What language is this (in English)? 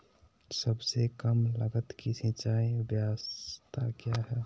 Magahi